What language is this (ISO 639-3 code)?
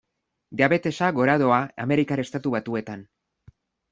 eus